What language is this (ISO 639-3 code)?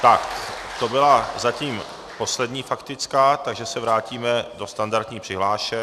ces